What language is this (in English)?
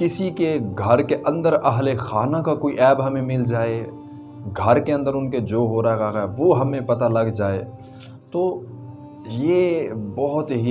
Urdu